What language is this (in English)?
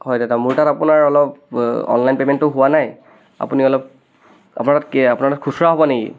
Assamese